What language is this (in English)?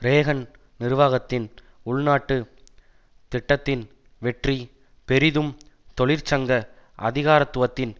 Tamil